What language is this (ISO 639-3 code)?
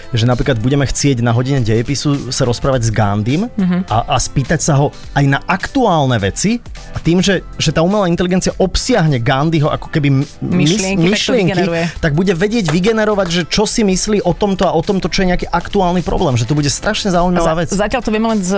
slk